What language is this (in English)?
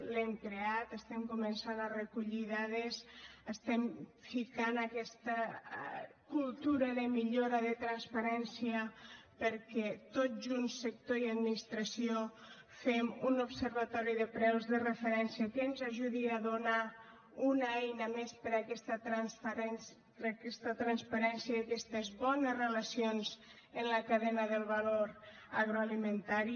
Catalan